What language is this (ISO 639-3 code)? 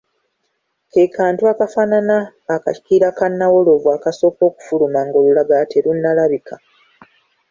lug